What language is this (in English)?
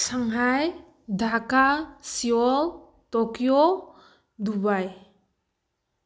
Manipuri